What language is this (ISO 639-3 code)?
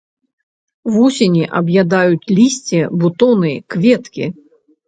bel